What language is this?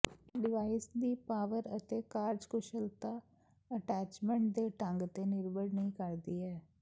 Punjabi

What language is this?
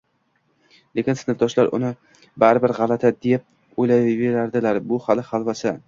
Uzbek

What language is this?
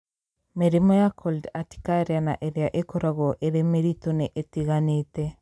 Kikuyu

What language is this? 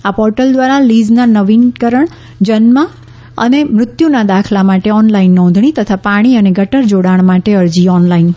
Gujarati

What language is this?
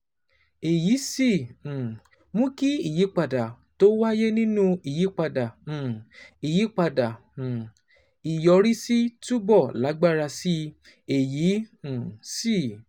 Yoruba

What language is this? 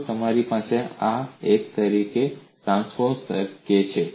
Gujarati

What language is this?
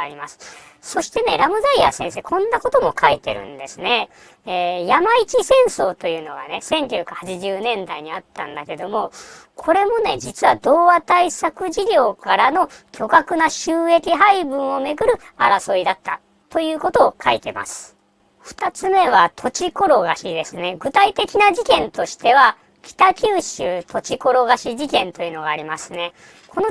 Japanese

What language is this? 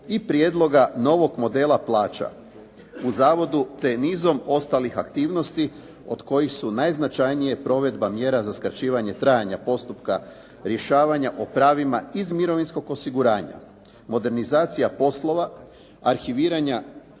Croatian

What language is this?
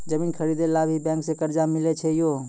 Maithili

